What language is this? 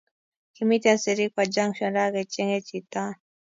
Kalenjin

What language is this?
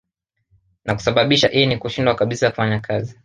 Swahili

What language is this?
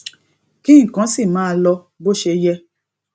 Yoruba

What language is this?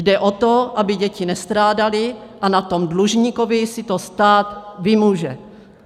Czech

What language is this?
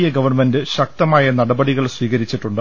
Malayalam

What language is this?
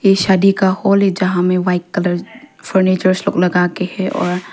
Hindi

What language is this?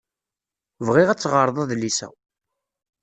Kabyle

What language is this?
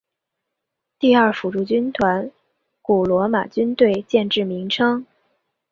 Chinese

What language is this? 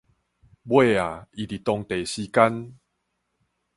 Min Nan Chinese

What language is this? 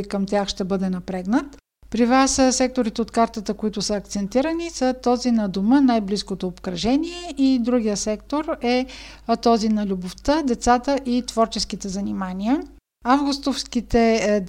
Bulgarian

